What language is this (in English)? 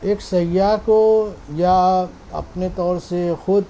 Urdu